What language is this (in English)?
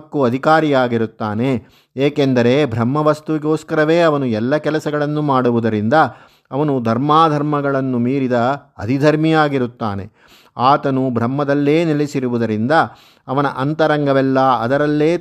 Kannada